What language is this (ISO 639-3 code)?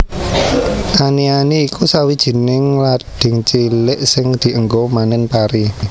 jav